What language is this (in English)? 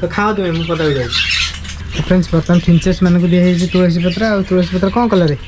Hindi